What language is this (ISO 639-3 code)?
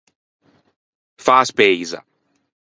lij